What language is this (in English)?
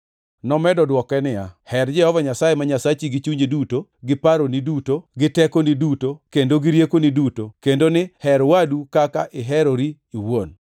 Luo (Kenya and Tanzania)